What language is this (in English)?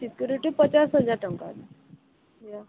Odia